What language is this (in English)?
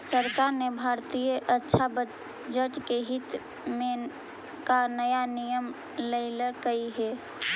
Magahi